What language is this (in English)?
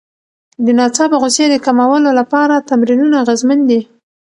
Pashto